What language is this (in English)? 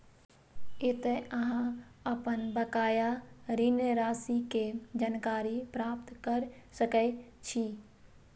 Maithili